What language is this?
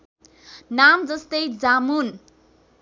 Nepali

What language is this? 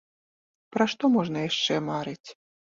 Belarusian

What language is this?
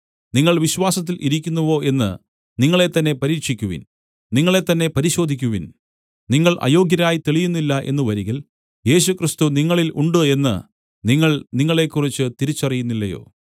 Malayalam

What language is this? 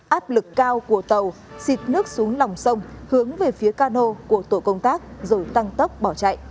Vietnamese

